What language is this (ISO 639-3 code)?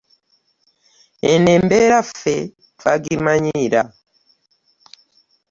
lug